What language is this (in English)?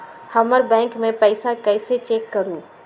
Magahi